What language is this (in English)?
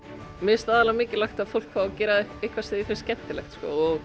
Icelandic